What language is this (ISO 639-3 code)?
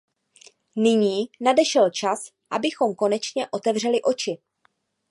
ces